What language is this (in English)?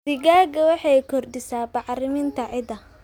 Somali